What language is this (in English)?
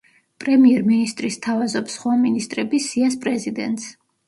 Georgian